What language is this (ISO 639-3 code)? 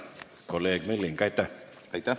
est